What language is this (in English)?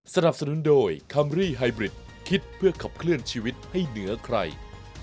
Thai